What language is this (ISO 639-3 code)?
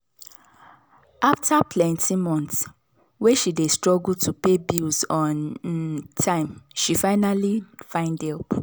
pcm